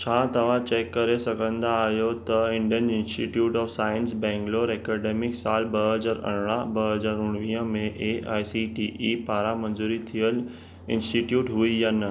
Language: Sindhi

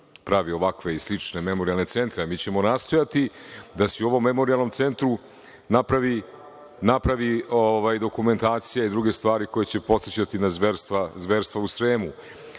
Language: Serbian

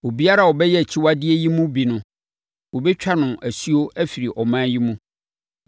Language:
Akan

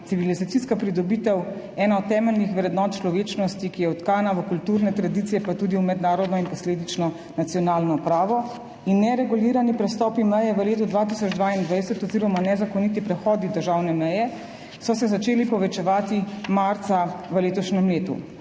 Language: Slovenian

